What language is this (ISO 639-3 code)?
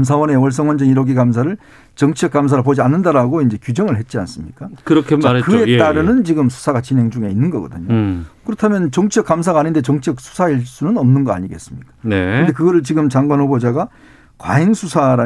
kor